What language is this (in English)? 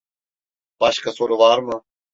Turkish